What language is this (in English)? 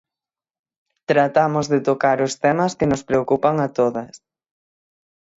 Galician